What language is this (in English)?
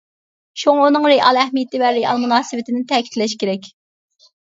Uyghur